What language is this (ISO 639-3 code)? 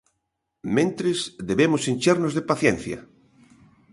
glg